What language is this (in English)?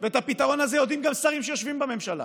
Hebrew